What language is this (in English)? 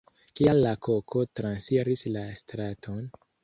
Esperanto